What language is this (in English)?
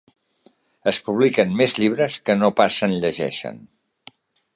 Catalan